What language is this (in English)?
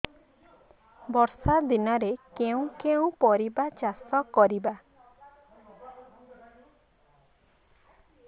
Odia